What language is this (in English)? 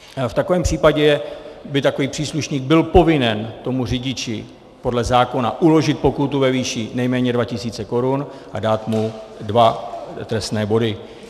Czech